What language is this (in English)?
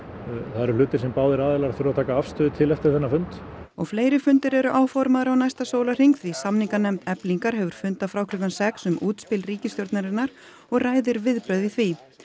Icelandic